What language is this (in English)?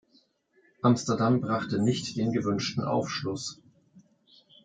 German